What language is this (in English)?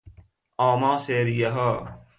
Persian